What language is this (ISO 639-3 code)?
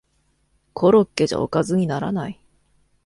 jpn